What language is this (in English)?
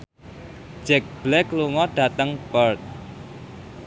Javanese